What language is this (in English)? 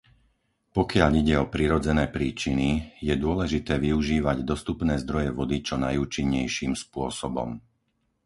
Slovak